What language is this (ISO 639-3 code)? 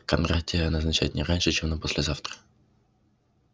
rus